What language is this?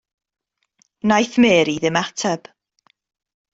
Welsh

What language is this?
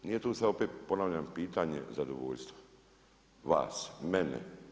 Croatian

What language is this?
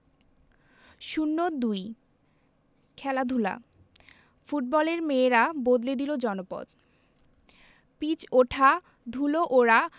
Bangla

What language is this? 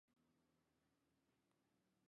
Chinese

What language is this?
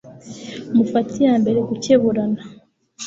Kinyarwanda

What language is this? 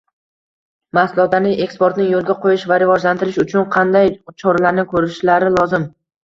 Uzbek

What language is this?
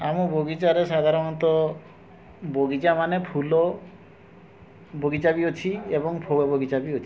Odia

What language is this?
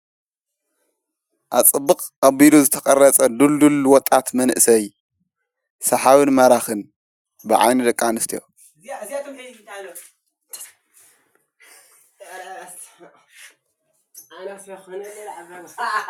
Tigrinya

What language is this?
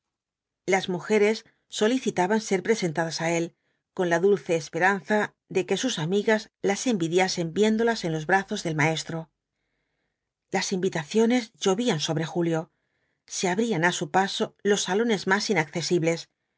Spanish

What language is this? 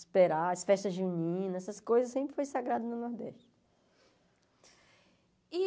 Portuguese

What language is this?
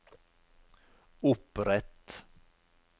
Norwegian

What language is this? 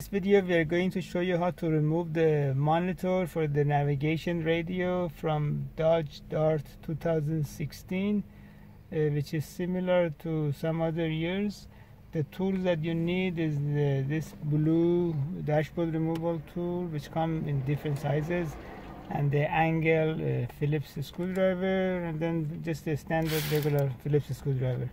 English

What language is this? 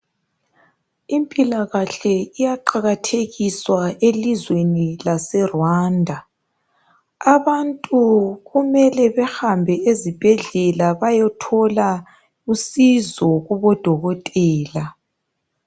North Ndebele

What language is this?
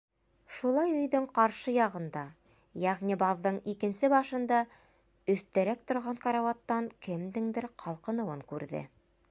Bashkir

